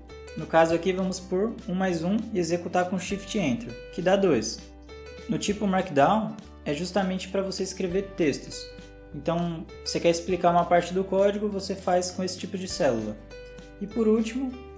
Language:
Portuguese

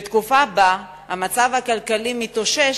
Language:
Hebrew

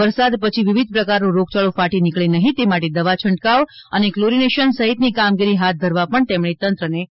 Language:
Gujarati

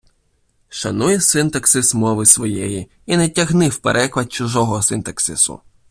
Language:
Ukrainian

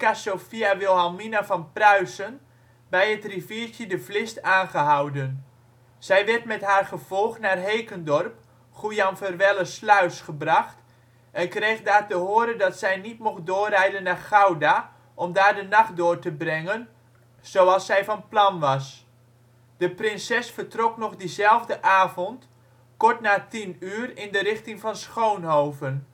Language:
Dutch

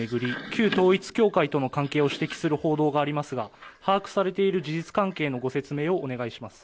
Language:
Japanese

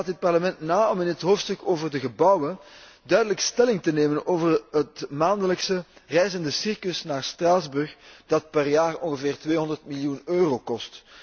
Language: Dutch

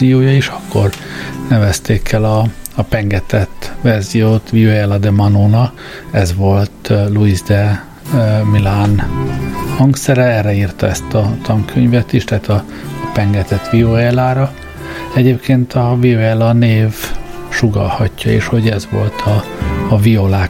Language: Hungarian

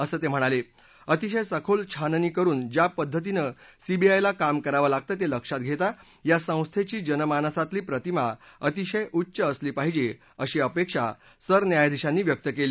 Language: Marathi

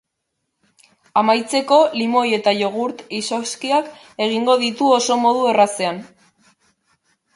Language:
Basque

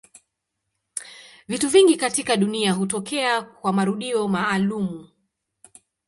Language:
Swahili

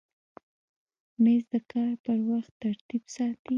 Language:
Pashto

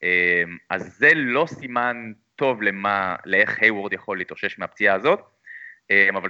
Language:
Hebrew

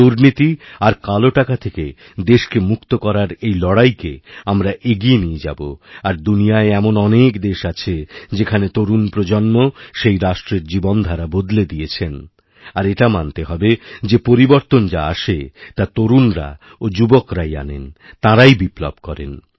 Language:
Bangla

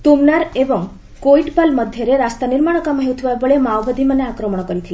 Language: Odia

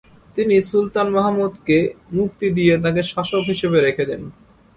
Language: Bangla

